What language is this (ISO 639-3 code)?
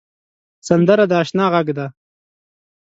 pus